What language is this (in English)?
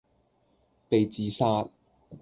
Cantonese